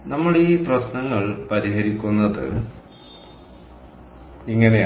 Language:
Malayalam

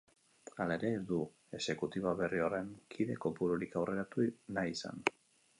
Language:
Basque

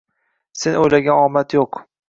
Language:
Uzbek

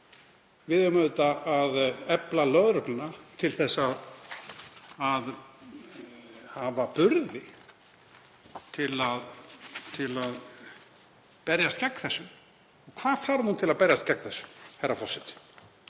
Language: Icelandic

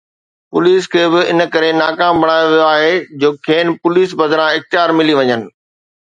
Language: Sindhi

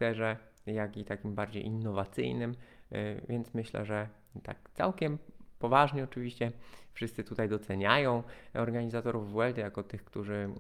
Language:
Polish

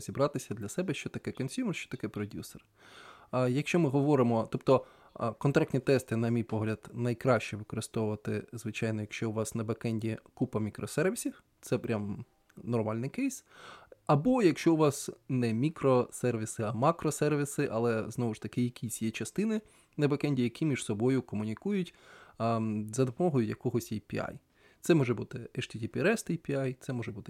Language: Ukrainian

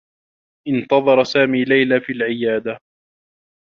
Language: Arabic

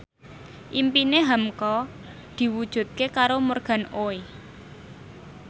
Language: Javanese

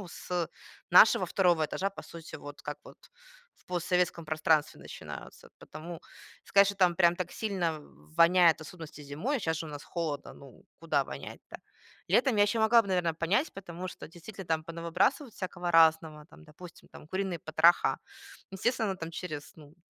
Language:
Russian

